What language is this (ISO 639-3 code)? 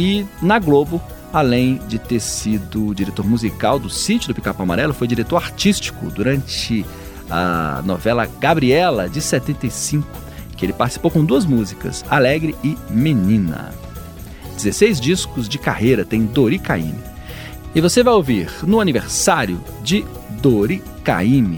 por